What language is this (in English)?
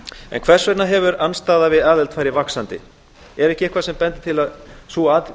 Icelandic